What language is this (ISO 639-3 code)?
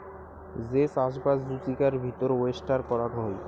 ben